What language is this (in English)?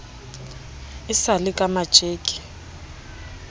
Southern Sotho